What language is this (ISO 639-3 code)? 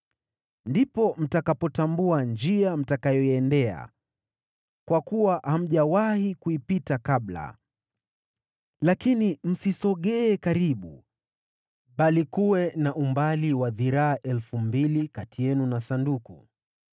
swa